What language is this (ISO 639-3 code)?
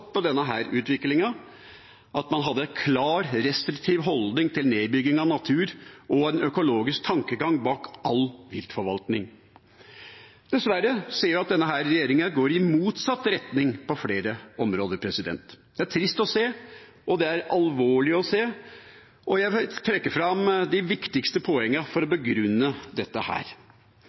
nob